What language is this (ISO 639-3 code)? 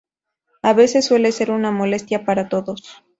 spa